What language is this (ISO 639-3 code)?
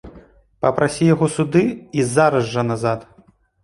bel